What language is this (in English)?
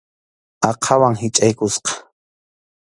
Arequipa-La Unión Quechua